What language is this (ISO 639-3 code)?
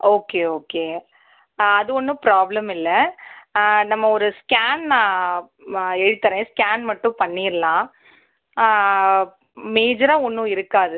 tam